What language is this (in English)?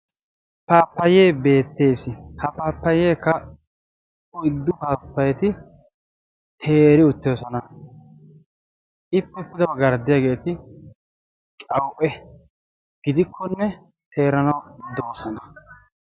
Wolaytta